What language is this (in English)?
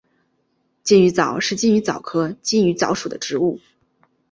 Chinese